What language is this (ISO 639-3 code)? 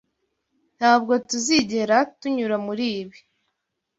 kin